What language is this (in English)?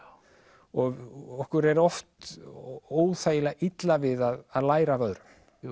Icelandic